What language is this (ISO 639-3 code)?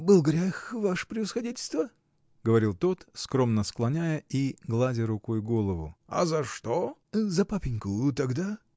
rus